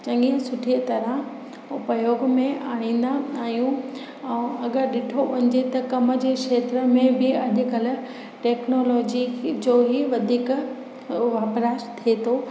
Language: Sindhi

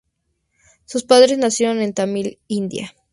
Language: Spanish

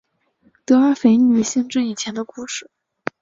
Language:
Chinese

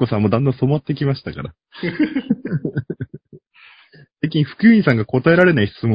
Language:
Japanese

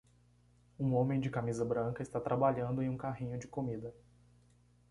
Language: Portuguese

